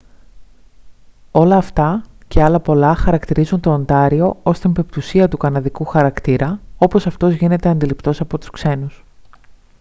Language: Greek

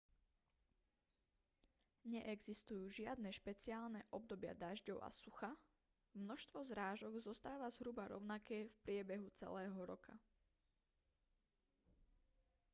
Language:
Slovak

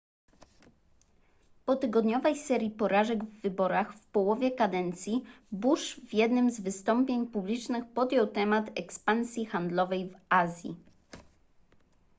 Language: Polish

